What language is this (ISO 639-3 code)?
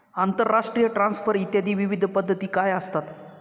mar